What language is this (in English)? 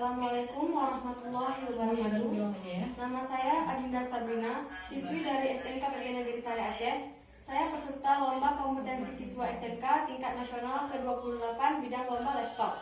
Indonesian